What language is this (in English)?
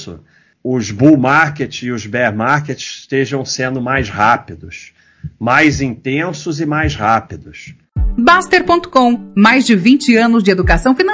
Portuguese